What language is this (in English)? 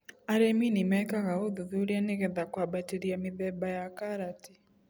Kikuyu